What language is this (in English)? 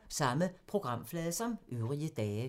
Danish